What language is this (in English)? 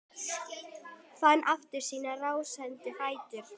Icelandic